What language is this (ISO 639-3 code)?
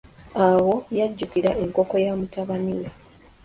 lug